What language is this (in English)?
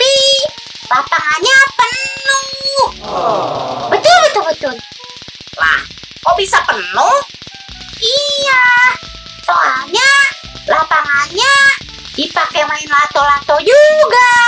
Indonesian